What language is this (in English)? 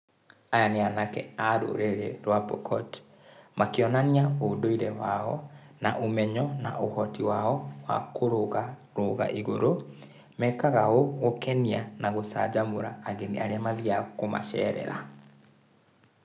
Kikuyu